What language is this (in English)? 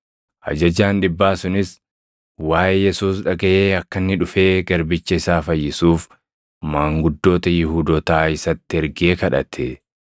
Oromo